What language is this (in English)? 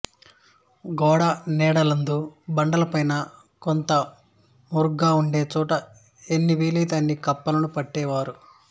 Telugu